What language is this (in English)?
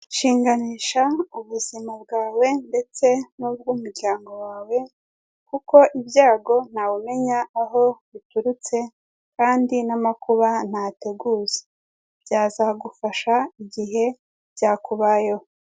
Kinyarwanda